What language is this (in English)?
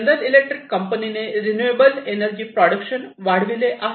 Marathi